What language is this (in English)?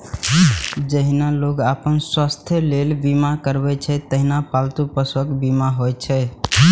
Maithili